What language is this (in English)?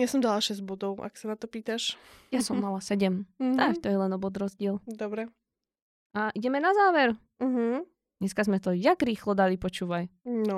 Slovak